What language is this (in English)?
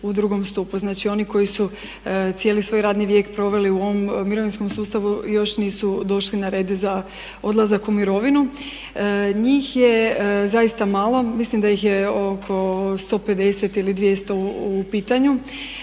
Croatian